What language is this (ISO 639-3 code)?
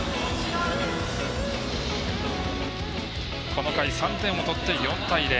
jpn